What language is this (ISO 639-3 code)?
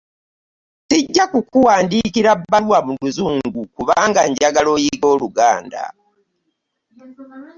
lug